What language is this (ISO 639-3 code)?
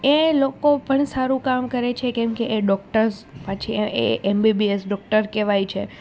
guj